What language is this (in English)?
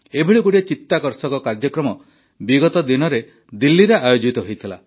Odia